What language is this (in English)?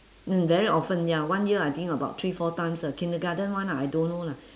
English